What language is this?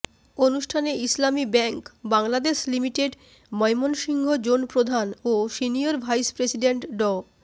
Bangla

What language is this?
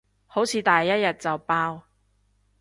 Cantonese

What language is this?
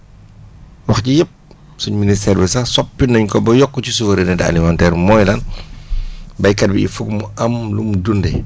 Wolof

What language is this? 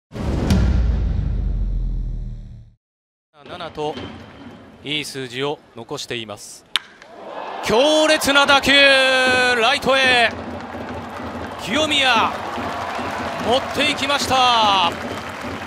Japanese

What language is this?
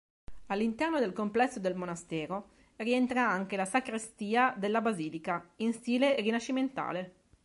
Italian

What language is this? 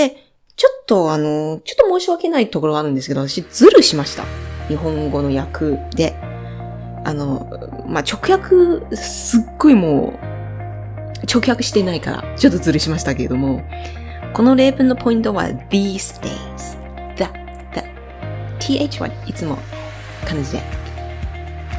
Japanese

